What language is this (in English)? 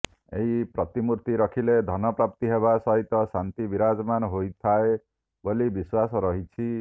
Odia